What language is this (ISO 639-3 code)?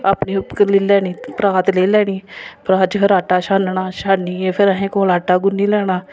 doi